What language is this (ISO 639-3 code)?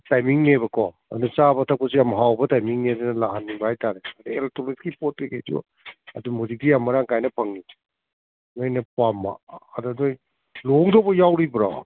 mni